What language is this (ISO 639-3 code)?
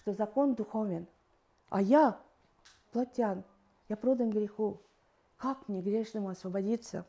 rus